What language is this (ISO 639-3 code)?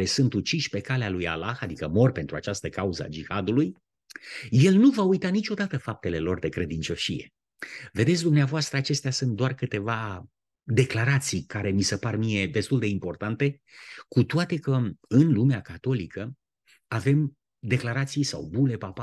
ron